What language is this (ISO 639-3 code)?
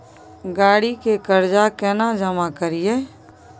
mai